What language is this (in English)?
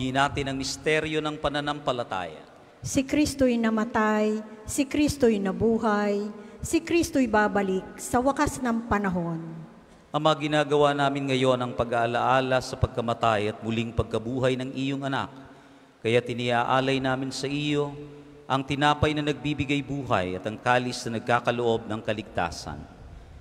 Filipino